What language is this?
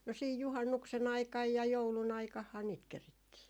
Finnish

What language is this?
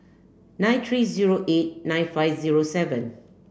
English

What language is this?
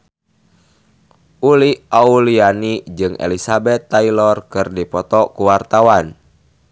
Sundanese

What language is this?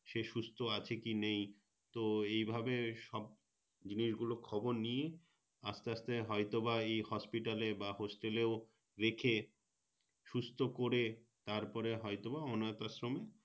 Bangla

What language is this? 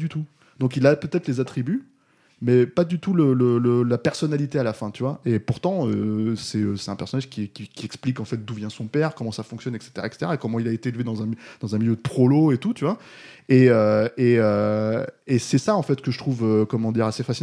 French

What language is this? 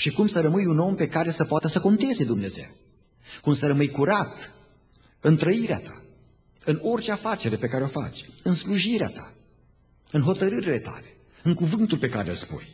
Romanian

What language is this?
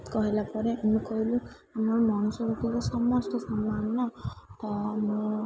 Odia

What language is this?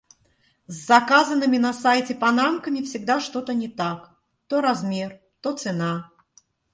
Russian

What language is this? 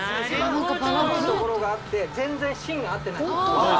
Japanese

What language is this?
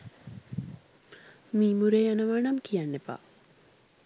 Sinhala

